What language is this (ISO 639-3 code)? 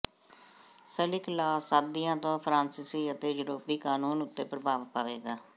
pan